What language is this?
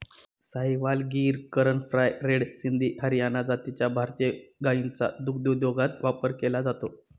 Marathi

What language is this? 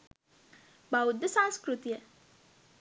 Sinhala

